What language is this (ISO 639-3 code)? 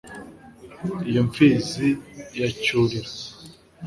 kin